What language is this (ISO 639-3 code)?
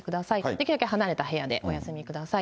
jpn